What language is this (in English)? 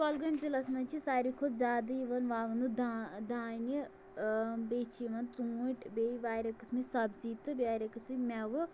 Kashmiri